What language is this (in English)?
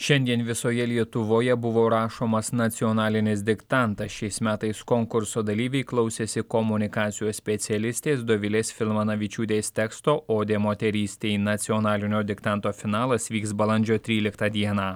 Lithuanian